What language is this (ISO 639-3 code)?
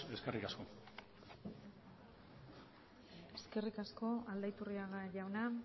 eus